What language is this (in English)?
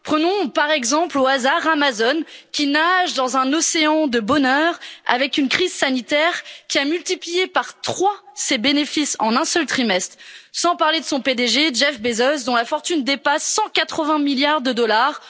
French